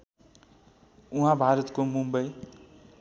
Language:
Nepali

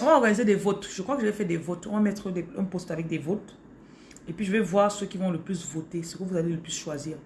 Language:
French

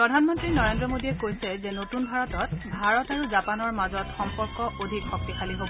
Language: Assamese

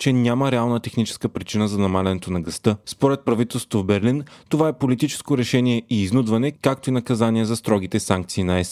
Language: Bulgarian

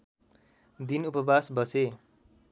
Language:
Nepali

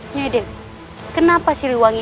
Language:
Indonesian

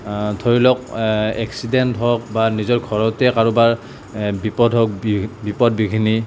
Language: Assamese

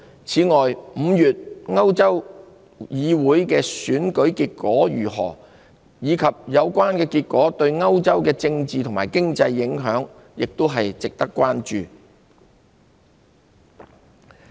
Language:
Cantonese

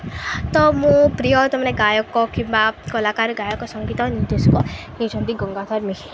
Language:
Odia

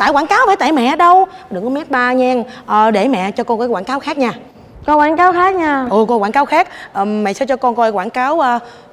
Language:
Vietnamese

